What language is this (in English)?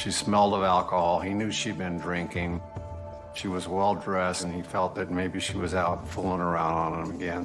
English